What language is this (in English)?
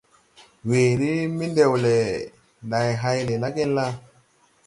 Tupuri